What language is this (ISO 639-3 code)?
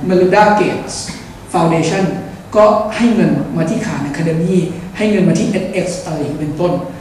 tha